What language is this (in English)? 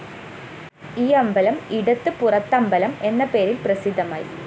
Malayalam